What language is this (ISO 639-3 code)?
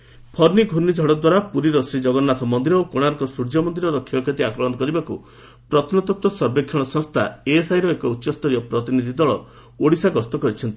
ori